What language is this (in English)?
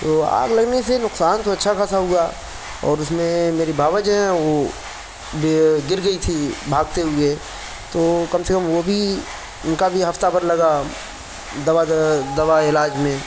Urdu